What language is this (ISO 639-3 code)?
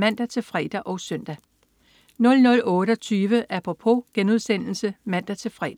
dan